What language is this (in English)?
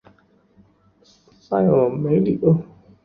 Chinese